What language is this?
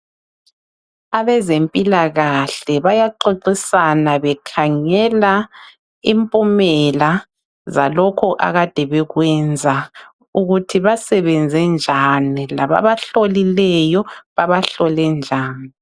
North Ndebele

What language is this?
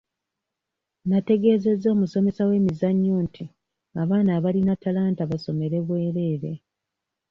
Ganda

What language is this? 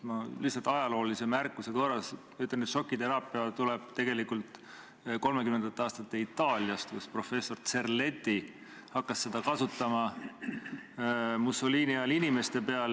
Estonian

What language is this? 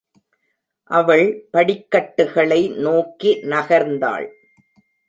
Tamil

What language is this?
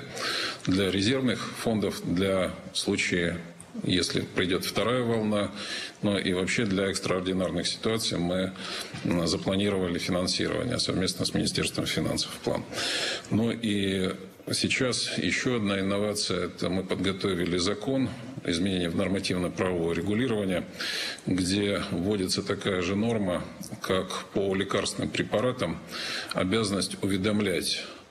Russian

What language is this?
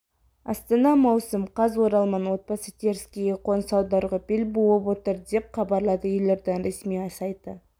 Kazakh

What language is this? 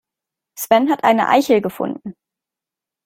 German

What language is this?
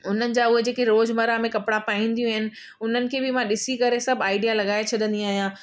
Sindhi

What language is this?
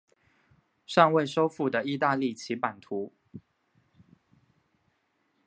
Chinese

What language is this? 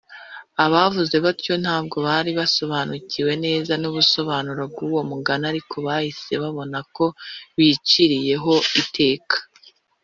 Kinyarwanda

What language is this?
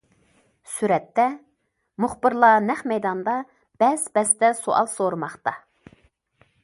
Uyghur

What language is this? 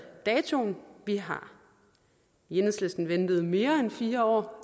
Danish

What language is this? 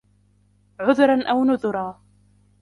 Arabic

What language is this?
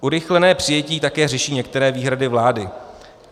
Czech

